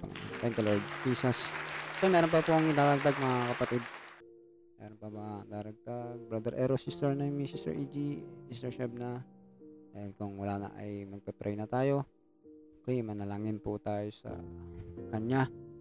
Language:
Filipino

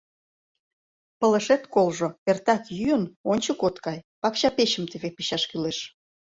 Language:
Mari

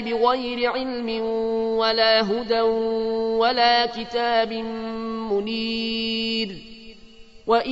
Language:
Arabic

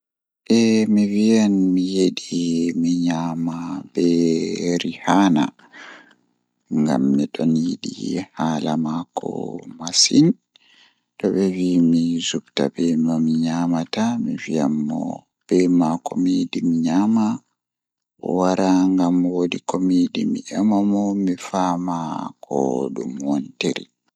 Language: Fula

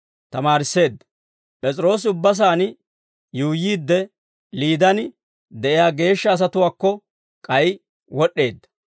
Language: Dawro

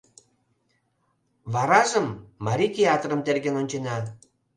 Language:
Mari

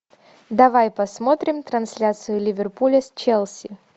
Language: Russian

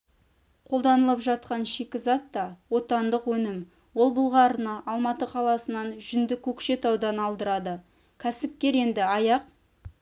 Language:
Kazakh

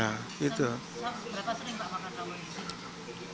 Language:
Indonesian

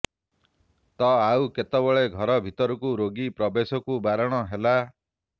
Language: Odia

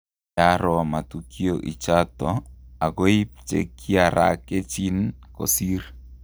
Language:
Kalenjin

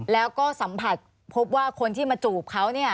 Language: Thai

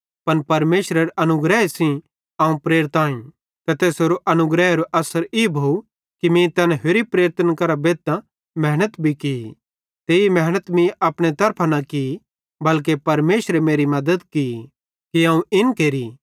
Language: Bhadrawahi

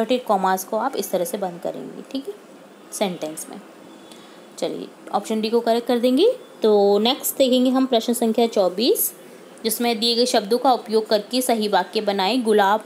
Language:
Hindi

